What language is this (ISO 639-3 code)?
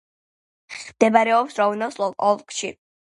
kat